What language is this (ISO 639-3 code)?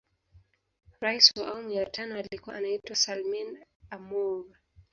swa